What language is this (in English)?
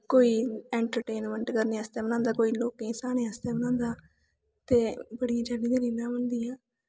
Dogri